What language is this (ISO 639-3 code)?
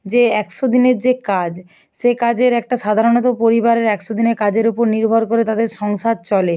ben